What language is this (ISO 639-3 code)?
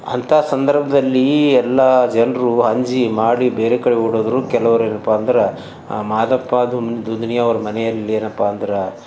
kan